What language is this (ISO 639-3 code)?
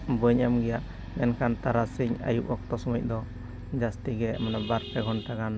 sat